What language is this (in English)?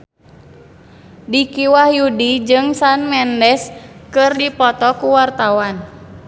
Sundanese